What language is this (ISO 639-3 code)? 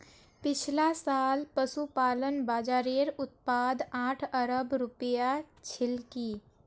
mag